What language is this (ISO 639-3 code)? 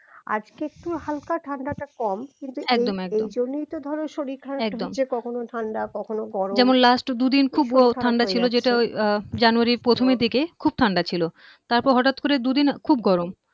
ben